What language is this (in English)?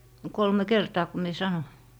Finnish